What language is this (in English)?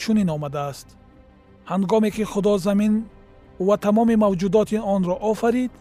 Persian